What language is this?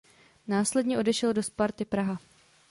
Czech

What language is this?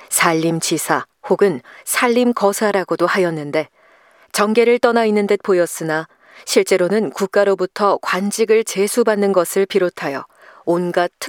Korean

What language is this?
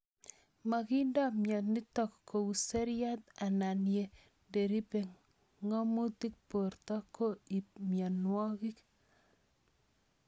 Kalenjin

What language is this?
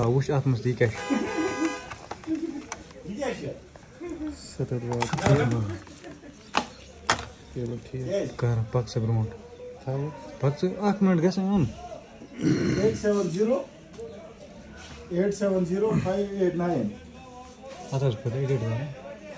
Arabic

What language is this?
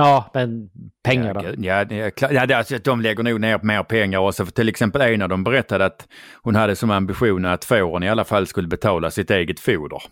Swedish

